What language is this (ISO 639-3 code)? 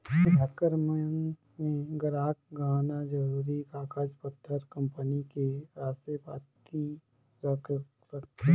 hne